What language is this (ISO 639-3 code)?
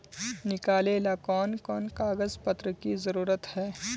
mag